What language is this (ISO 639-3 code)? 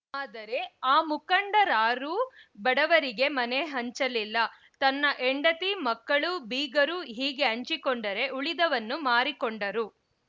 kan